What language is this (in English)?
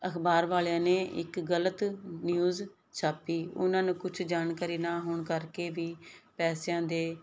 Punjabi